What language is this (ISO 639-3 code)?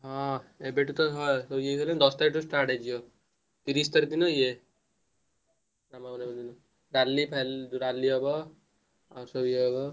ori